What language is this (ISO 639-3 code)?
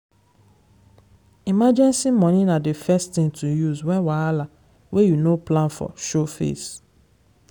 pcm